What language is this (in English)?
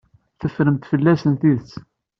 Kabyle